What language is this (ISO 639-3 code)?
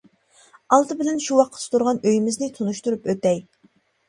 uig